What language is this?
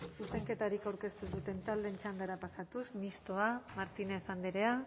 Basque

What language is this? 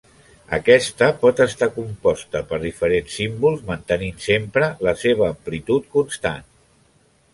Catalan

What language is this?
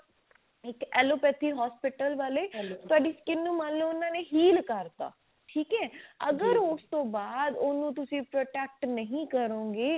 Punjabi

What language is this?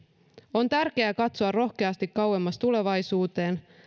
Finnish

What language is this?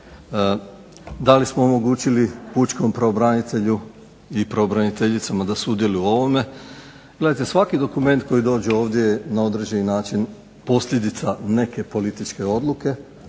Croatian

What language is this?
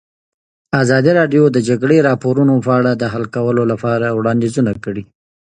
Pashto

